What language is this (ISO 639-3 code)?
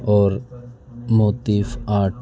urd